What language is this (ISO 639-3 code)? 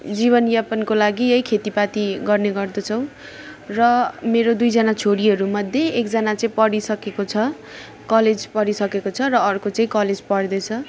nep